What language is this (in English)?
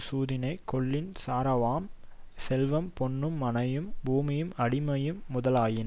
Tamil